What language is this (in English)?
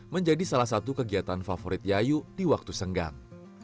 Indonesian